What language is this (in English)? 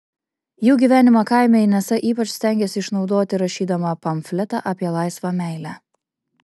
Lithuanian